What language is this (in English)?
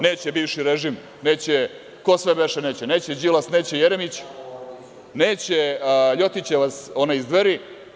Serbian